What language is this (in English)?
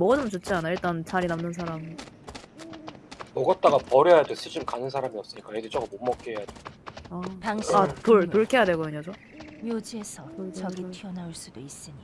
Korean